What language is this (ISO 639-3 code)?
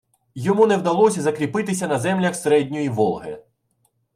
ukr